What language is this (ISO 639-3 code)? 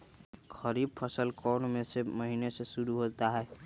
mag